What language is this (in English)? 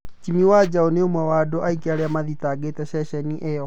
Kikuyu